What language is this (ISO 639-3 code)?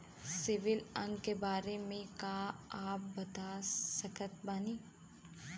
bho